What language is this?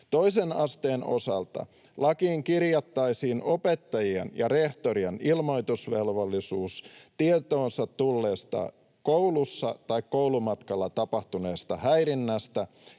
Finnish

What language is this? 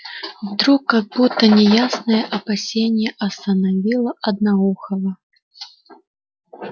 Russian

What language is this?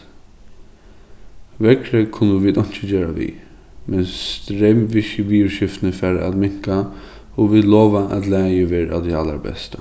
Faroese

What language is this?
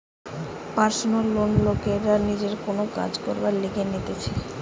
Bangla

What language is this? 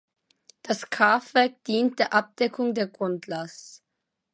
German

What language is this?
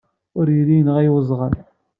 Kabyle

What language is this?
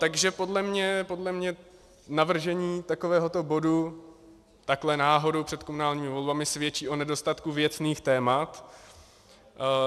Czech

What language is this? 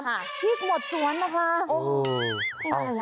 Thai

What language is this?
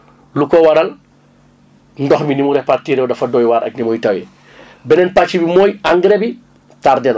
Wolof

